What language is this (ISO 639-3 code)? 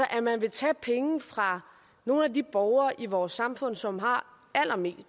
dan